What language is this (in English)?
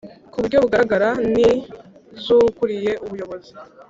Kinyarwanda